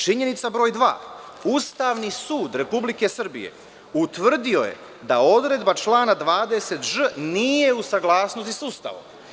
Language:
Serbian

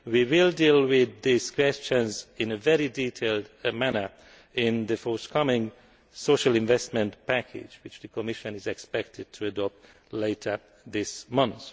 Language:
English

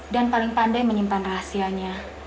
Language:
Indonesian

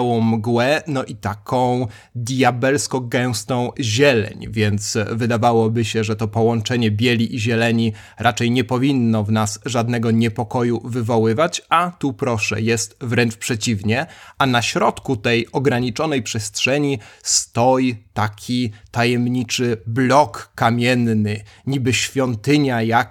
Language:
Polish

